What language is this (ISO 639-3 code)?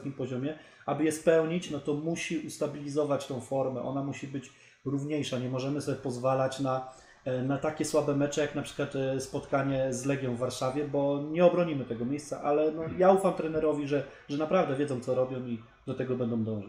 pol